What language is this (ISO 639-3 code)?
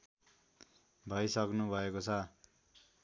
nep